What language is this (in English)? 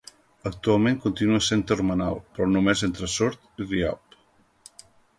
Catalan